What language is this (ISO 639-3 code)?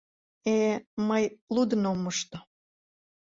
chm